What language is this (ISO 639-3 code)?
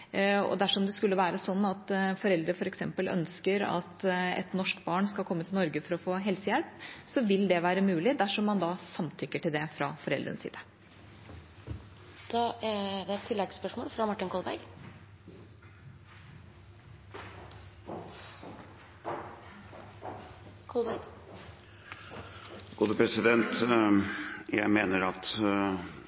nob